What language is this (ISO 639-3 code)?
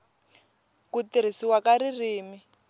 tso